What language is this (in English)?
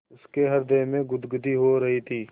Hindi